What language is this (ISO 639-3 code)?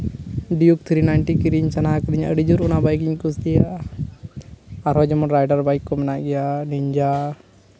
sat